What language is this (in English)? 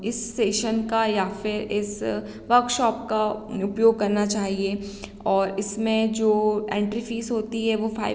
Hindi